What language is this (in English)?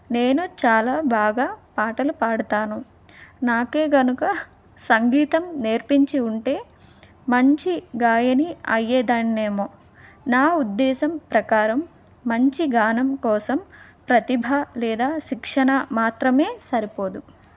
Telugu